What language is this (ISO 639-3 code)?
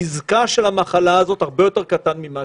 heb